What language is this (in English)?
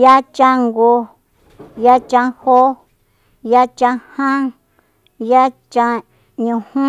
Soyaltepec Mazatec